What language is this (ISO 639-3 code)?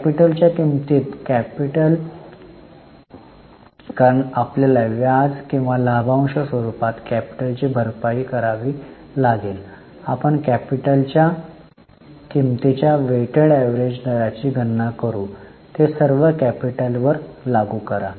mar